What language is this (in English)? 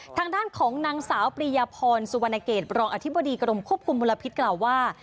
Thai